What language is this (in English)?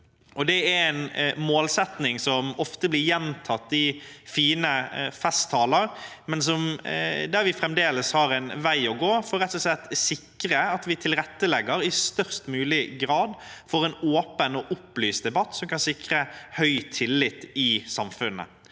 Norwegian